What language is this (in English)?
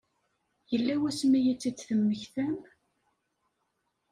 Kabyle